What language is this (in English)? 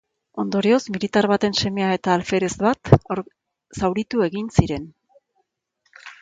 Basque